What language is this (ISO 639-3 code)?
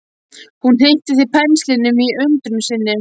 isl